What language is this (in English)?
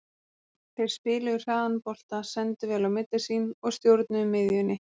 Icelandic